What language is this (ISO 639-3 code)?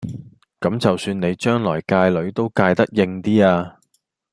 yue